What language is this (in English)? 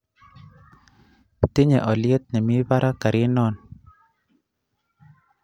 Kalenjin